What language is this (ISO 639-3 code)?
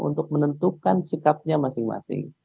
ind